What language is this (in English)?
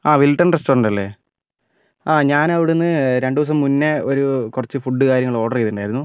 Malayalam